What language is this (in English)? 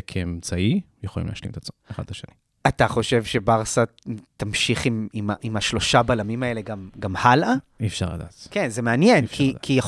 Hebrew